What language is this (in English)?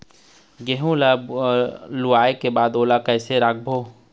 Chhattisgarhi